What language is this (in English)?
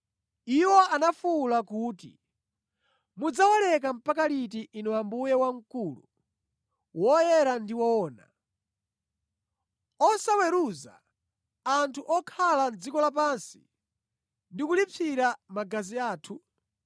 Nyanja